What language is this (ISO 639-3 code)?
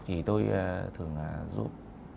vie